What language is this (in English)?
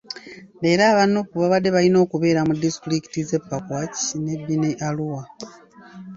Ganda